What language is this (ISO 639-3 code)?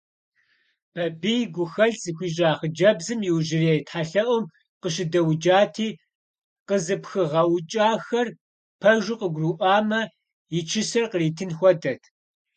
kbd